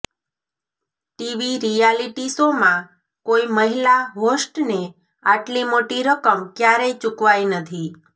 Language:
Gujarati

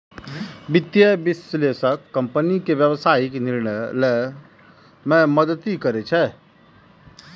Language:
Maithili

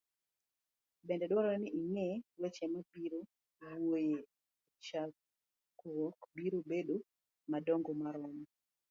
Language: Luo (Kenya and Tanzania)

